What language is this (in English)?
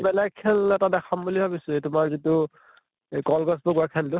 Assamese